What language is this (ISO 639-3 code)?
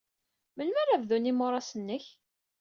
kab